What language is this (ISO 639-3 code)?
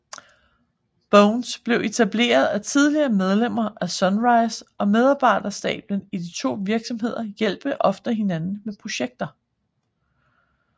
dan